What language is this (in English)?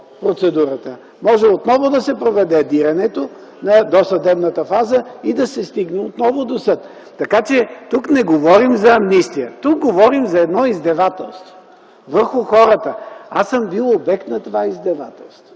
Bulgarian